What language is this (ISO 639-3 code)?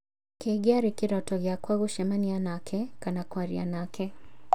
kik